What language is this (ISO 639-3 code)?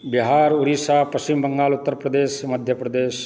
mai